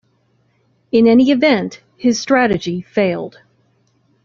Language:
English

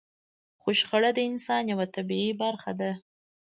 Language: Pashto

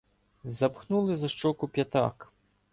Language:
Ukrainian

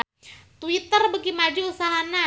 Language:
Sundanese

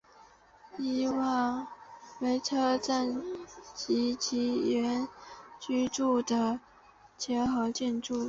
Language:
Chinese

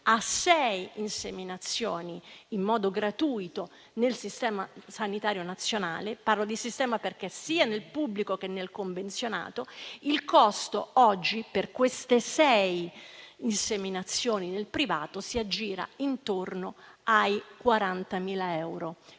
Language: Italian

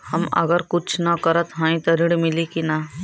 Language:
Bhojpuri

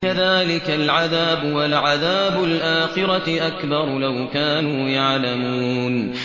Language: Arabic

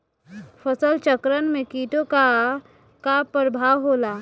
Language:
Bhojpuri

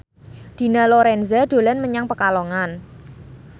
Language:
Javanese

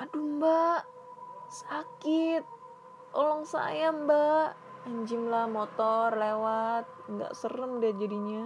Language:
Indonesian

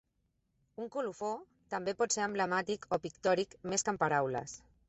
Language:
Catalan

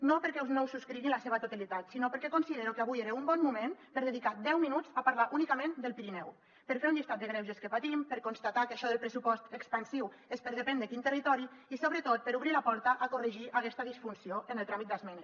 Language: Catalan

